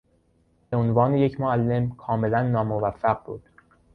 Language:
Persian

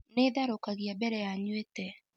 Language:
Kikuyu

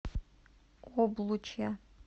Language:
Russian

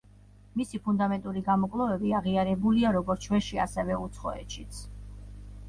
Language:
Georgian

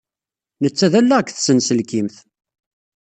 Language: Kabyle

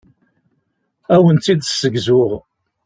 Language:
Kabyle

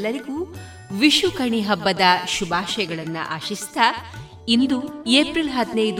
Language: Kannada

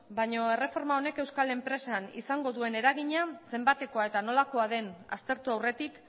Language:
Basque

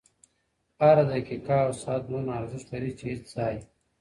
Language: Pashto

